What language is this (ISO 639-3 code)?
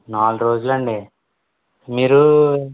tel